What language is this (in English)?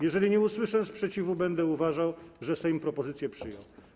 Polish